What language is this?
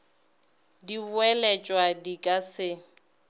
Northern Sotho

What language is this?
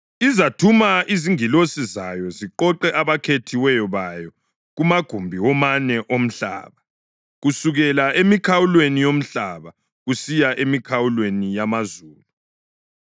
North Ndebele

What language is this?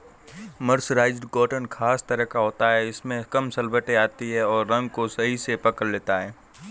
Hindi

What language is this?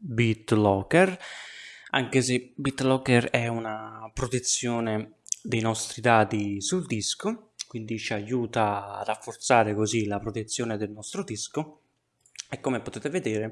Italian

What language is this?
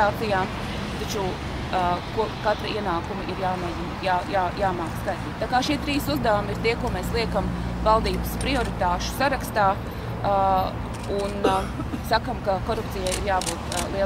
Latvian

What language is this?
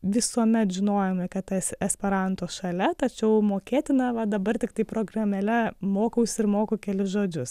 Lithuanian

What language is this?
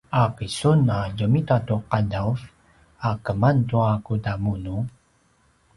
Paiwan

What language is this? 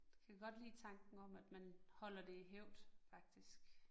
Danish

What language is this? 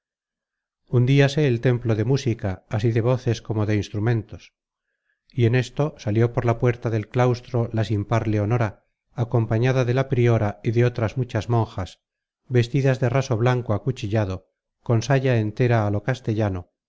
Spanish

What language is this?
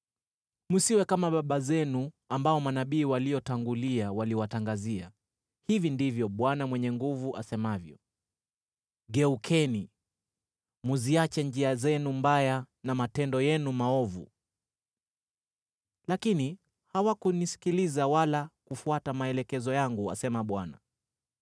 Swahili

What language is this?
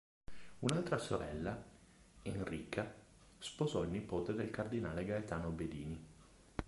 Italian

